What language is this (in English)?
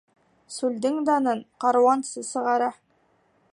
Bashkir